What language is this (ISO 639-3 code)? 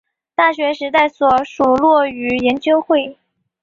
zho